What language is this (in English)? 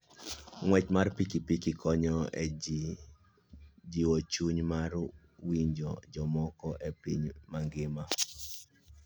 Luo (Kenya and Tanzania)